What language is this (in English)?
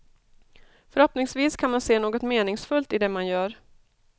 Swedish